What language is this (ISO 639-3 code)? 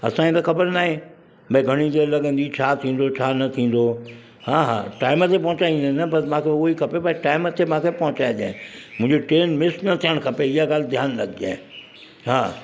snd